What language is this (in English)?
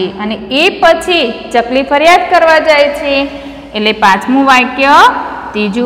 Hindi